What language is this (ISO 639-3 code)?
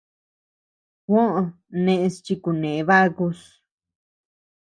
cux